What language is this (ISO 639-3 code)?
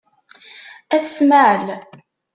kab